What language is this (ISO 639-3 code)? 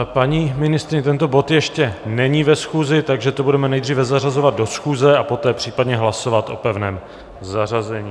ces